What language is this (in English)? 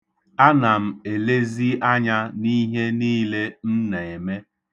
Igbo